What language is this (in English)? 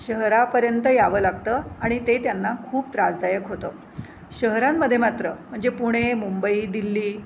Marathi